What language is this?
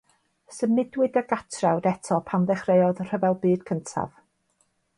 Welsh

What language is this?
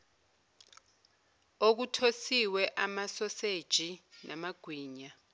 Zulu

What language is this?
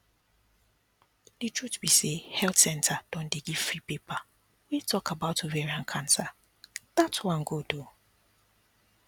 Nigerian Pidgin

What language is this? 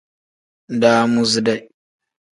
Tem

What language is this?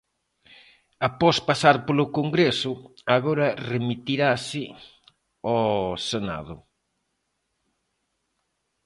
Galician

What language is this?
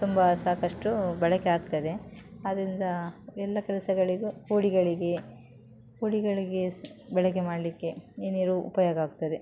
Kannada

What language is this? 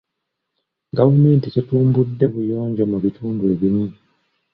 Ganda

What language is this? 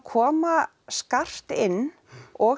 Icelandic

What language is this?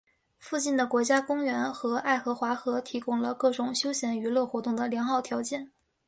Chinese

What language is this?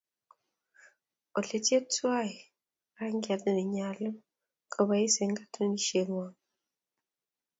Kalenjin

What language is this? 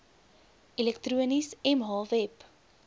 Afrikaans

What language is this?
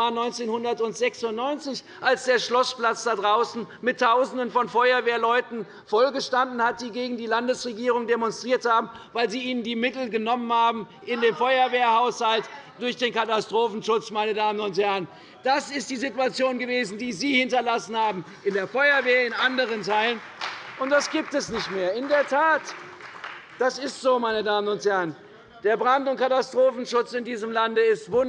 German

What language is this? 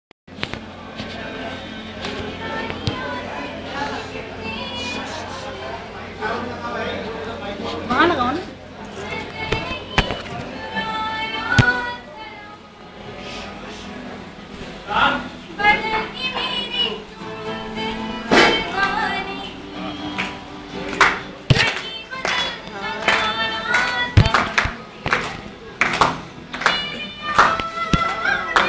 Korean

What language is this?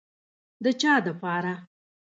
Pashto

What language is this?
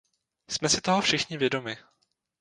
Czech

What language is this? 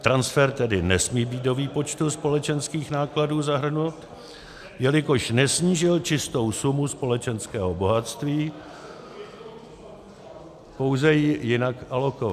Czech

